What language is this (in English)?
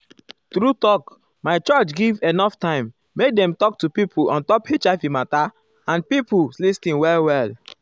Nigerian Pidgin